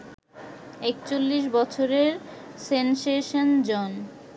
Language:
Bangla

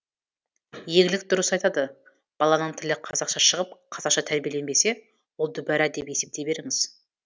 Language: Kazakh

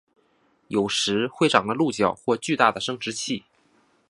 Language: Chinese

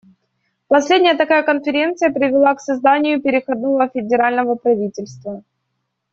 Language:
Russian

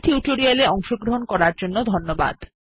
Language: Bangla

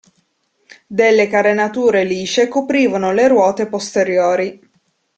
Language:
Italian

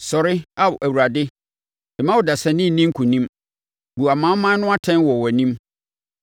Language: Akan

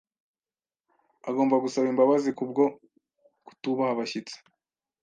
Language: Kinyarwanda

